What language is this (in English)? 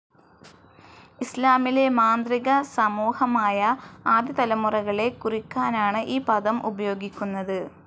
Malayalam